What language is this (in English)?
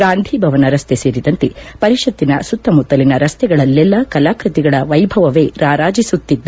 Kannada